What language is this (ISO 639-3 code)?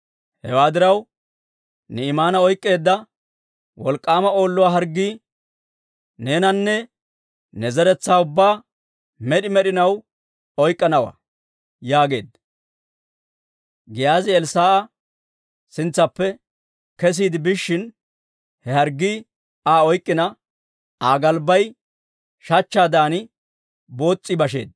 dwr